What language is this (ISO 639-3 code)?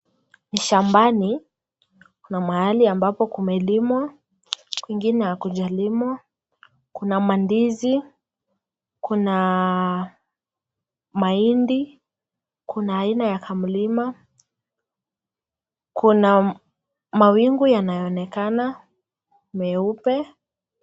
swa